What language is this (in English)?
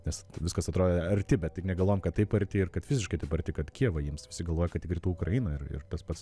Lithuanian